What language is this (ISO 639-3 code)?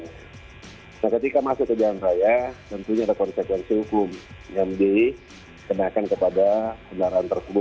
ind